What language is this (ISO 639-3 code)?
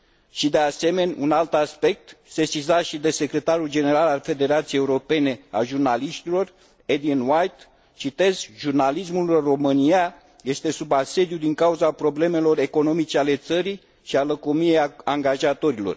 ron